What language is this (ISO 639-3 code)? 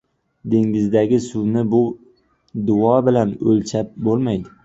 uzb